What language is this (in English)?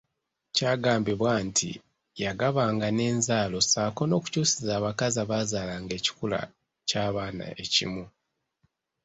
Ganda